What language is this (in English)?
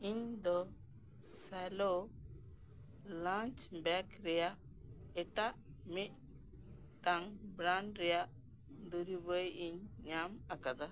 Santali